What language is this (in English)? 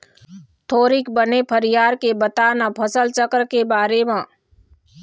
Chhattisgarhi